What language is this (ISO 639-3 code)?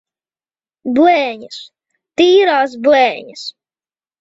lav